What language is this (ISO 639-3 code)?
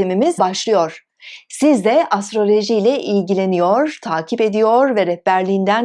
tur